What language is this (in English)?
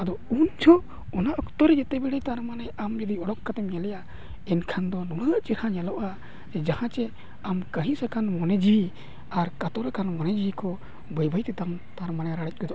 Santali